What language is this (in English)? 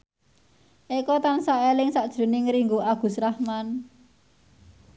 Javanese